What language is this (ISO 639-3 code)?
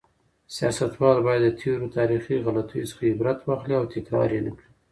pus